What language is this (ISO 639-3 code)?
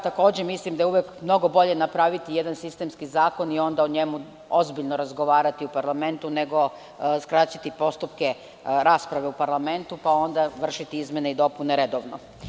srp